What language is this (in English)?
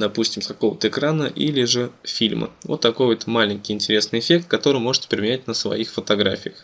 Russian